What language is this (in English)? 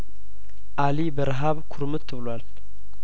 Amharic